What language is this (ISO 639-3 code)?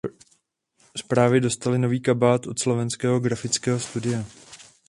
ces